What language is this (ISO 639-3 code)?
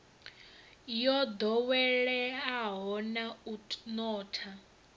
ven